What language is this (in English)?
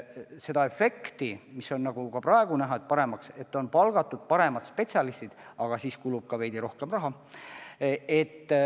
Estonian